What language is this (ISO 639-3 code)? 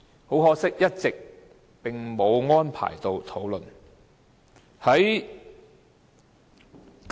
yue